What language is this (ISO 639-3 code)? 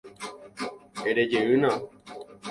grn